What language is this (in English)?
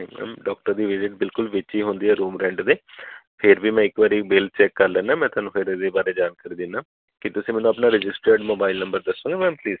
Punjabi